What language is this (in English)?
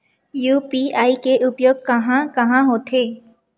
Chhattisgarhi